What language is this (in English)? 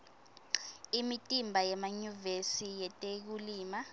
Swati